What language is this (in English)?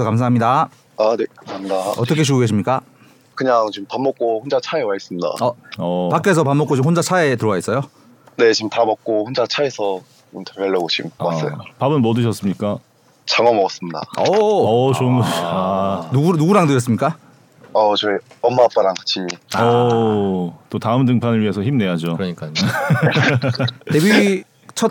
Korean